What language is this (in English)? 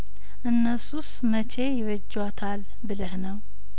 Amharic